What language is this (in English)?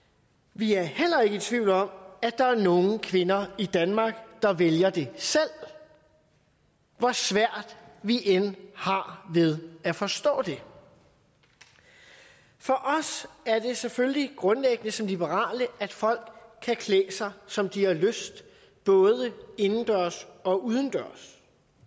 Danish